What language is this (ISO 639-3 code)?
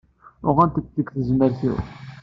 kab